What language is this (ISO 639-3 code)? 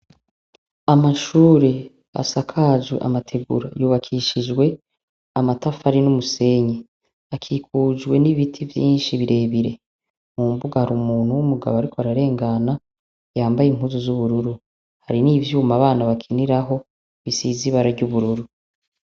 run